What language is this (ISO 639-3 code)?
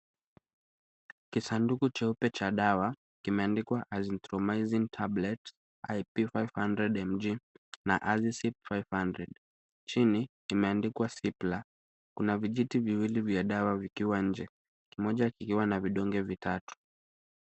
swa